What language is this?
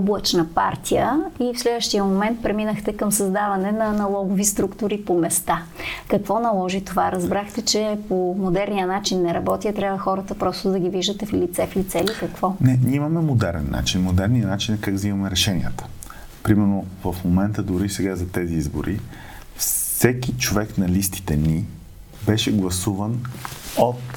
Bulgarian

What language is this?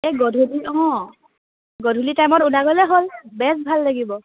Assamese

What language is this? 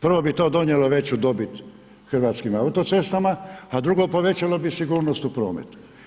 Croatian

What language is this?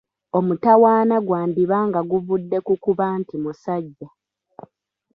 Ganda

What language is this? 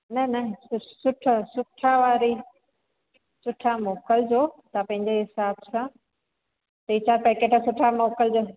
Sindhi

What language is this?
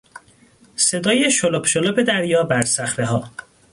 Persian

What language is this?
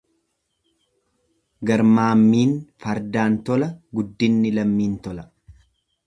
Oromo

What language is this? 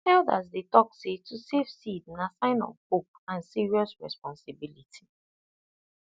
Nigerian Pidgin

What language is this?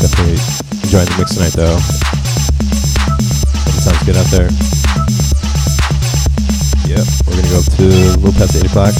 English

